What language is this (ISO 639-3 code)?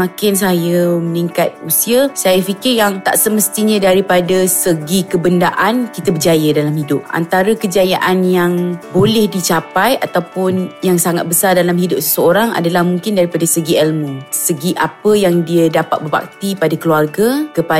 msa